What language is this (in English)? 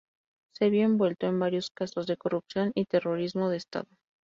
Spanish